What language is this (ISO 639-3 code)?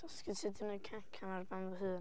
cym